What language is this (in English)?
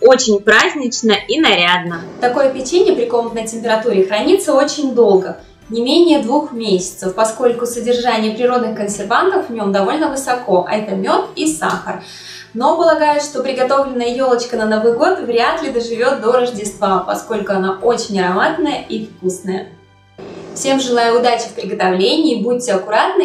Russian